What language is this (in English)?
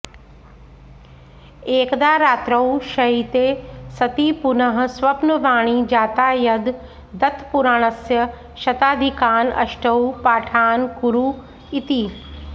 Sanskrit